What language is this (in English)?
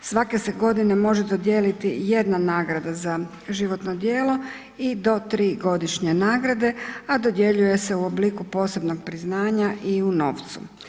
Croatian